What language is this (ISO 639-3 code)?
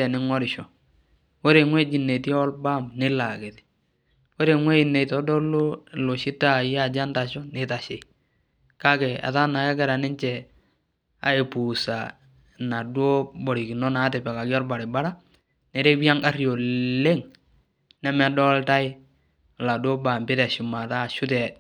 mas